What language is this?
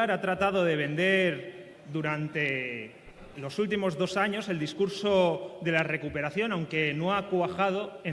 Spanish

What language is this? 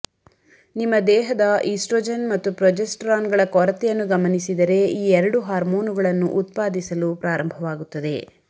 Kannada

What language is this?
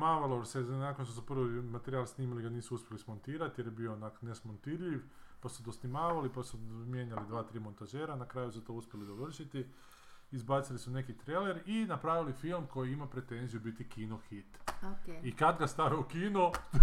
Croatian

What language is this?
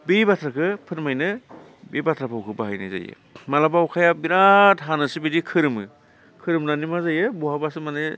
Bodo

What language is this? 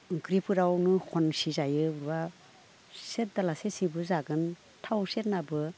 Bodo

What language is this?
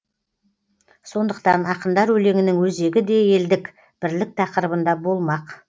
Kazakh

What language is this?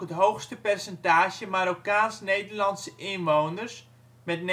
Dutch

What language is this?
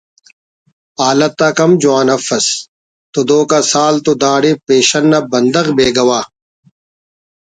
Brahui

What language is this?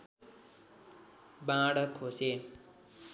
Nepali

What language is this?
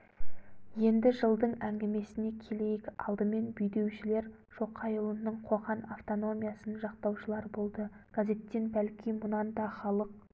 Kazakh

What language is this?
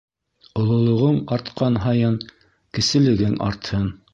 Bashkir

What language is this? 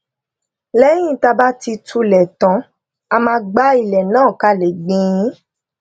Yoruba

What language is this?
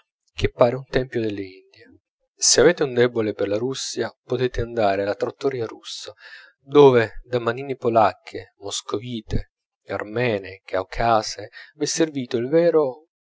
Italian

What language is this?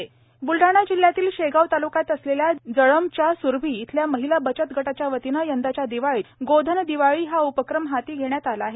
Marathi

